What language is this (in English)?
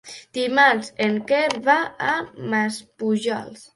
Catalan